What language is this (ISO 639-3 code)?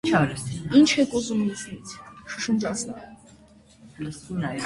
hye